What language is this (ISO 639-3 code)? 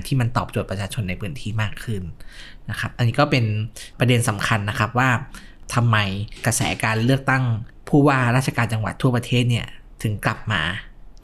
tha